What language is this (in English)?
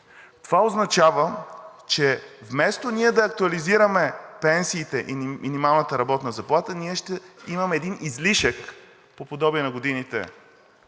Bulgarian